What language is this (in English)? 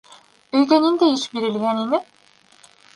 Bashkir